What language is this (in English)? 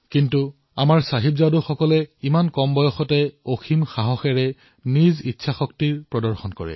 Assamese